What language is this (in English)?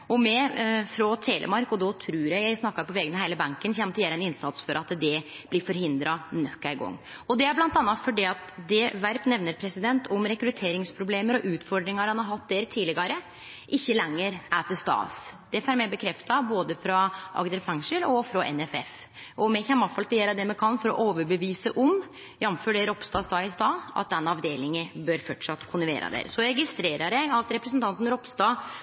Norwegian Nynorsk